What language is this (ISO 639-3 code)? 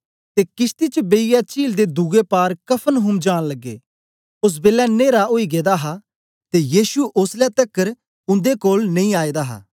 doi